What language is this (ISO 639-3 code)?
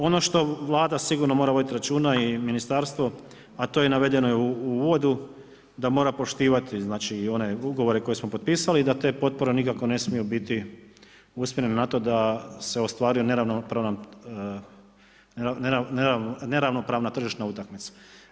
hrv